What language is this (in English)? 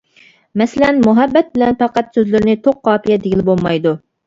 Uyghur